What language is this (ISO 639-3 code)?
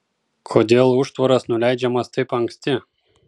lit